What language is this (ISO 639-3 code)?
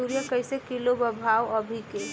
bho